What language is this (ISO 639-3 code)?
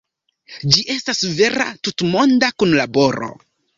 epo